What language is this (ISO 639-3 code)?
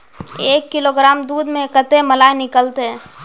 mag